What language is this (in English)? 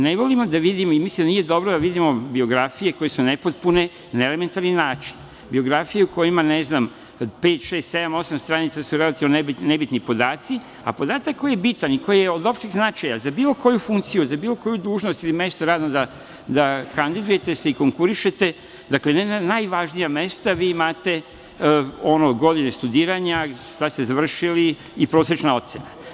Serbian